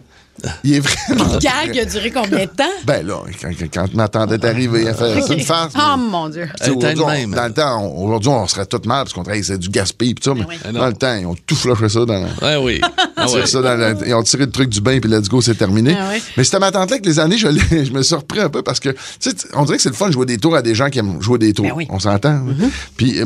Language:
French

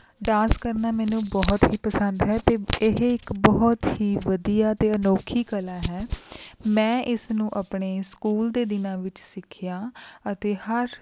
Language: Punjabi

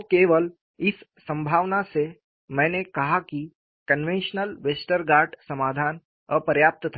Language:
Hindi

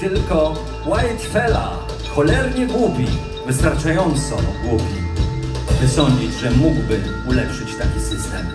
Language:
Polish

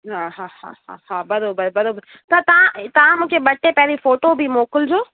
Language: Sindhi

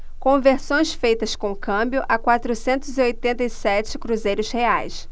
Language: Portuguese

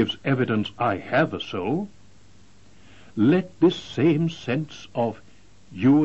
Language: English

